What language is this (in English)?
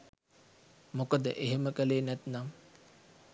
Sinhala